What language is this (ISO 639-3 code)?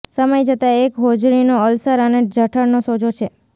guj